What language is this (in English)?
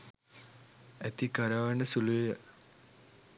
Sinhala